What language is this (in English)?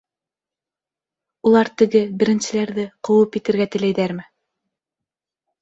Bashkir